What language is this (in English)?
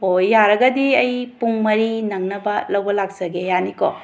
Manipuri